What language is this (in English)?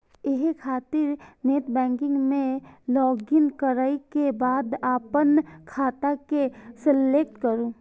Maithili